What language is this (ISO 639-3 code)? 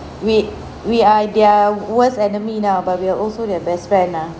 eng